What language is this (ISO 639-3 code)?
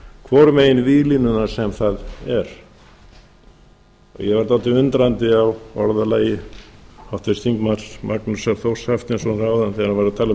isl